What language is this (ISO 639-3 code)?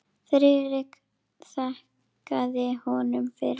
isl